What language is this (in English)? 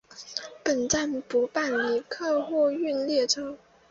Chinese